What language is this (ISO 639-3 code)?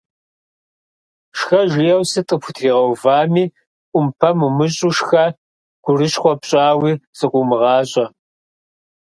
kbd